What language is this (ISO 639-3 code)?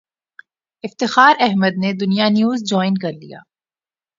urd